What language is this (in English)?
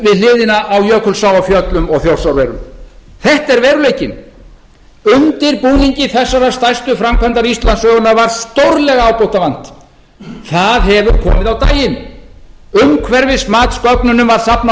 Icelandic